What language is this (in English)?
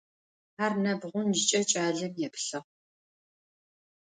Adyghe